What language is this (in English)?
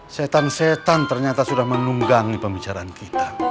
Indonesian